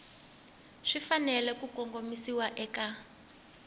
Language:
Tsonga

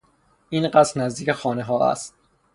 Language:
Persian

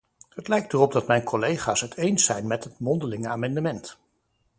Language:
Dutch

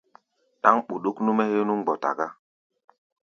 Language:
Gbaya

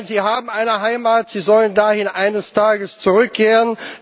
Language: German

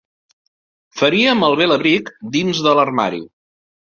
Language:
Catalan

